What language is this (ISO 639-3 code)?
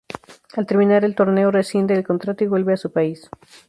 spa